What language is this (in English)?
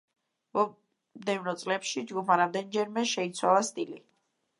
Georgian